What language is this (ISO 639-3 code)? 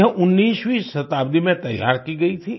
hin